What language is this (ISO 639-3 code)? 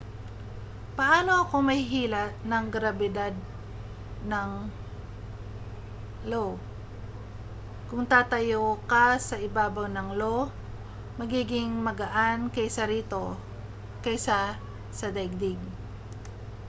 fil